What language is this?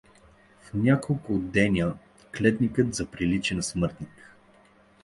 Bulgarian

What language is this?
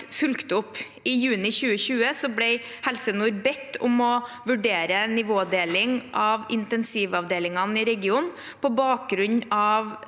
Norwegian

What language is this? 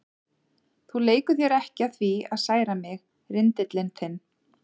Icelandic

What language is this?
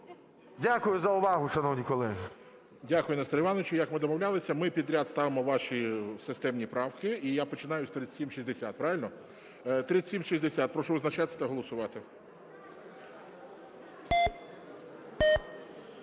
Ukrainian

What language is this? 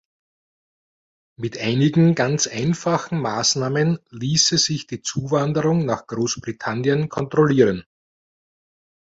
German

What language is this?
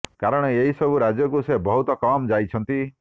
Odia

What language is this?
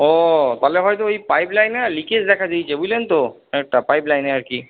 Bangla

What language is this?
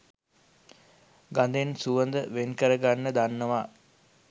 Sinhala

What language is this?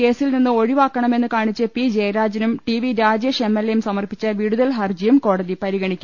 Malayalam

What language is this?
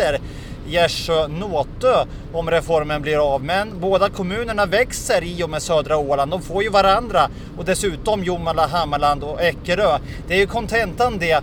Swedish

